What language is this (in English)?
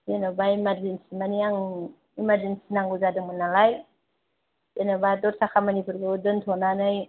Bodo